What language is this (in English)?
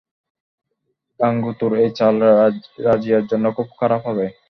Bangla